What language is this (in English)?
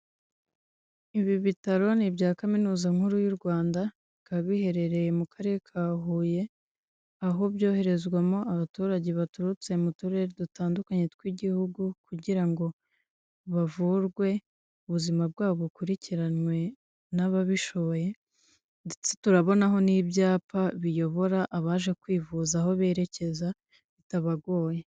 Kinyarwanda